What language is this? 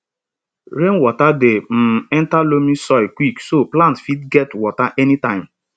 Nigerian Pidgin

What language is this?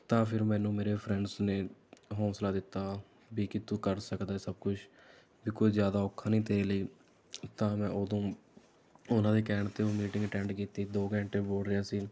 Punjabi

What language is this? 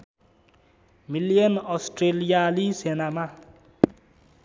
Nepali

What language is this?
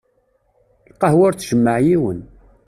Kabyle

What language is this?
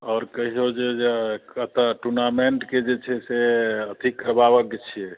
Maithili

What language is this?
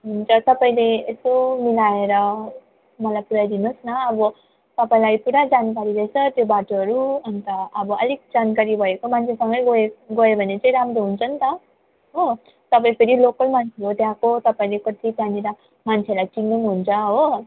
Nepali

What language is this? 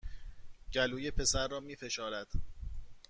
Persian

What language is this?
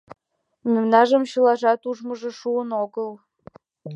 Mari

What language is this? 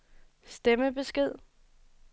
Danish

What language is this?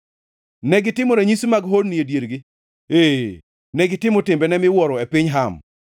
Luo (Kenya and Tanzania)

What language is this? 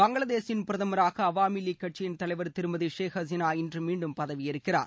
Tamil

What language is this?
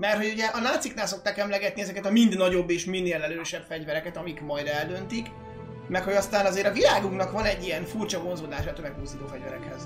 Hungarian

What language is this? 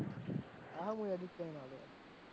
Gujarati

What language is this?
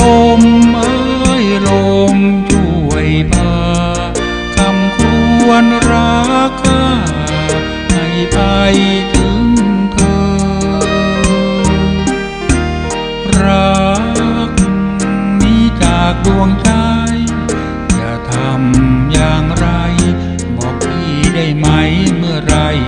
Thai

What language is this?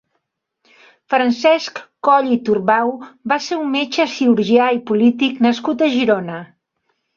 Catalan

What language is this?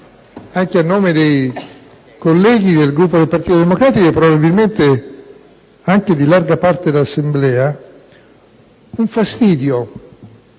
Italian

